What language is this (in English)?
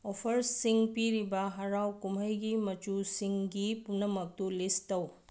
Manipuri